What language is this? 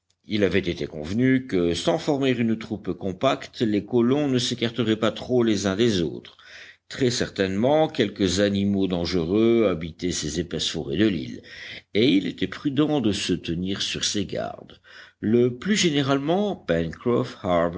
French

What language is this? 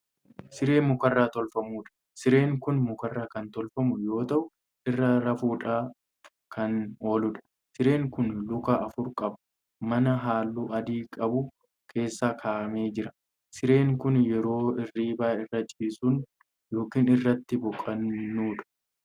Oromo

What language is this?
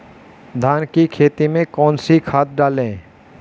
Hindi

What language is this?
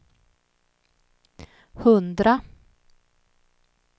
Swedish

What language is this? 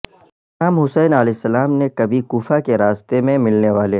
Urdu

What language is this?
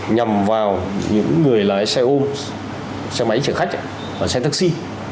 Vietnamese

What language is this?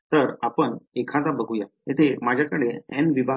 Marathi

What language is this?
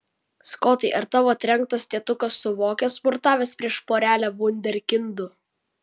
Lithuanian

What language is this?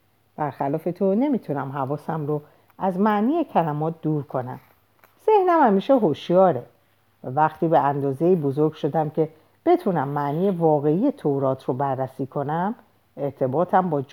Persian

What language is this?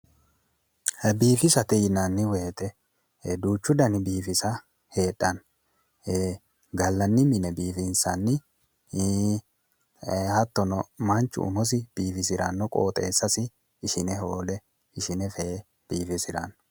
Sidamo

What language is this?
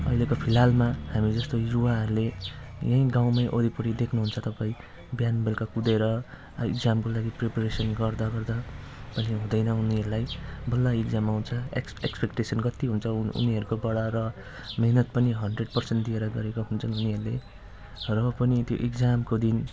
Nepali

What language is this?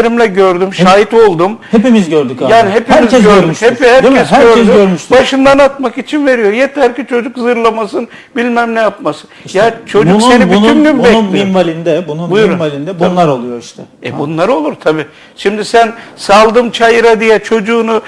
Turkish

